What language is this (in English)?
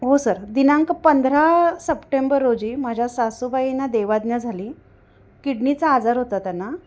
Marathi